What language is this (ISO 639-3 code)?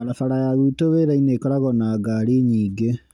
kik